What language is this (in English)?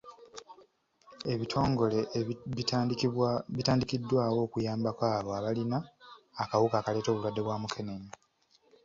Ganda